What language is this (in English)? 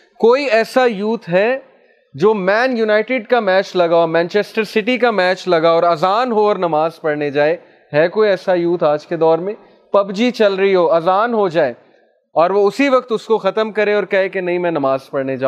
Urdu